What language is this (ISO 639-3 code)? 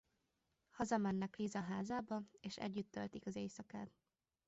hun